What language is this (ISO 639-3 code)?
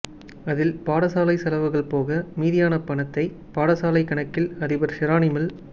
tam